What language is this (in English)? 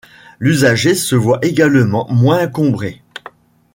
French